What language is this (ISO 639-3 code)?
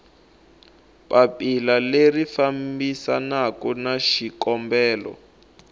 tso